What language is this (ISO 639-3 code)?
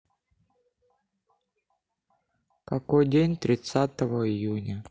rus